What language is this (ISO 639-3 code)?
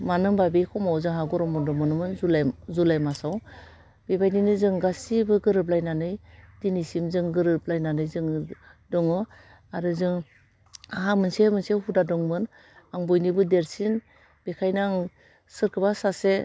brx